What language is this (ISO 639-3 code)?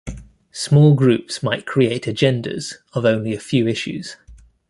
eng